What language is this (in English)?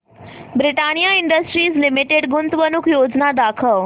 Marathi